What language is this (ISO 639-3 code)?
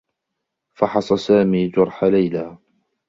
ara